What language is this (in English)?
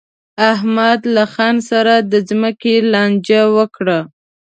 Pashto